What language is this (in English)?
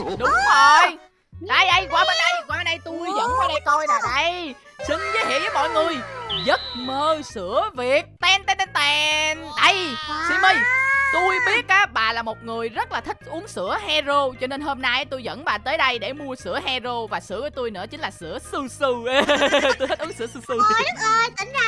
Vietnamese